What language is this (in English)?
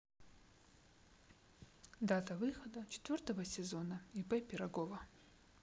Russian